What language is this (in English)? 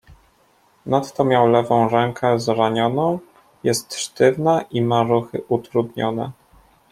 Polish